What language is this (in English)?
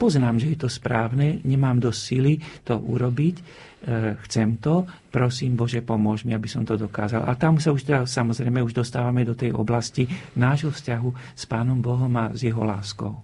Slovak